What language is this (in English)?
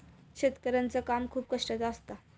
Marathi